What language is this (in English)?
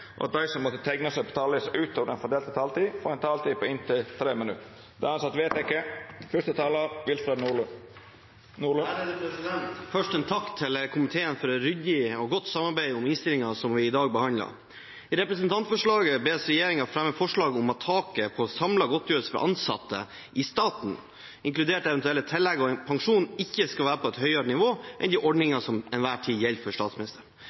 Norwegian